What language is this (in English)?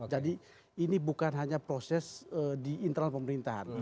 Indonesian